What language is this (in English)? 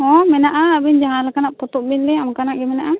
Santali